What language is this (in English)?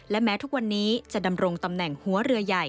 Thai